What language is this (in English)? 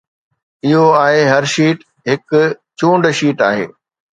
Sindhi